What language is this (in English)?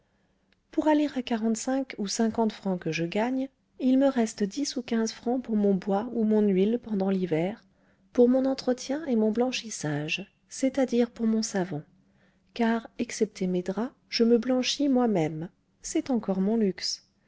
French